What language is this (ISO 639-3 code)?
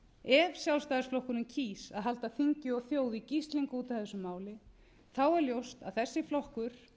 isl